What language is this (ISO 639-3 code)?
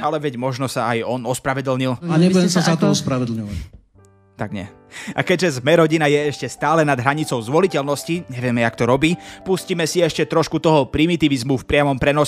slk